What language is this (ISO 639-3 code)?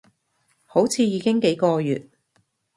yue